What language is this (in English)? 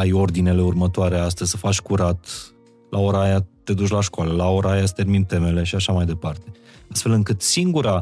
Romanian